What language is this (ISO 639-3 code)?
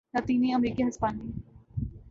urd